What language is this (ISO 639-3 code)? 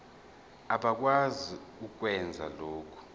zul